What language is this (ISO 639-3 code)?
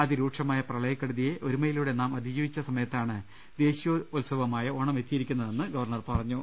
mal